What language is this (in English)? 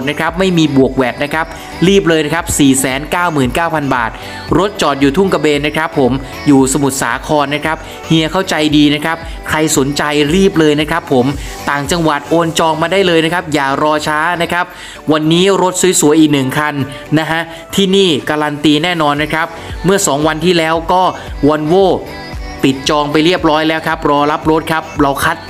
Thai